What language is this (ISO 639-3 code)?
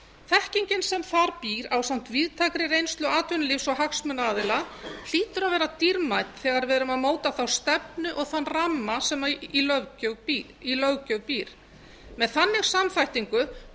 isl